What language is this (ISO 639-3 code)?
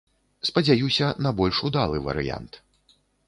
bel